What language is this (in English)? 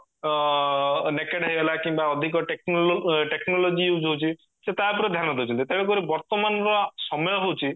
Odia